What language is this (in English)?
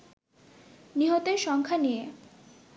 Bangla